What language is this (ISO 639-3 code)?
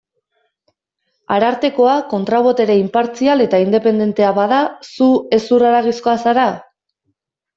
eus